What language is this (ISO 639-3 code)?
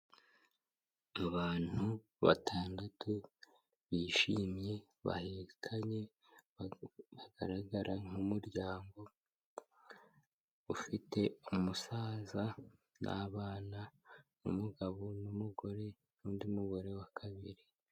kin